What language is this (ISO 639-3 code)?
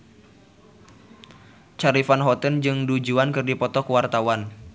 sun